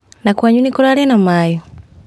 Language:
Kikuyu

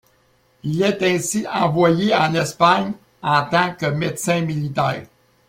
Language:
French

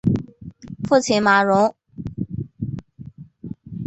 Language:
Chinese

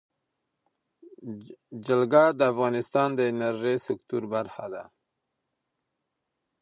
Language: Pashto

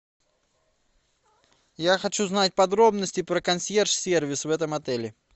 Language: Russian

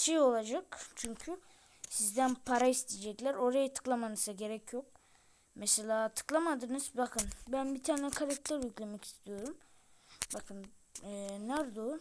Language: Turkish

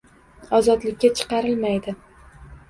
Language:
Uzbek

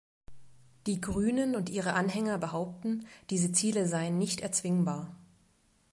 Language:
German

